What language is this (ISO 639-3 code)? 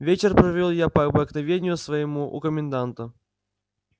rus